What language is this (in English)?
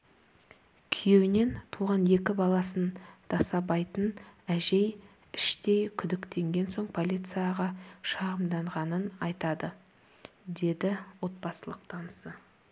Kazakh